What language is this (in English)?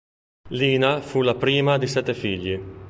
Italian